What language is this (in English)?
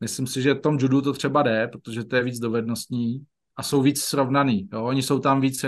Czech